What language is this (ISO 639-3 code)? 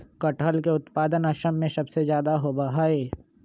mag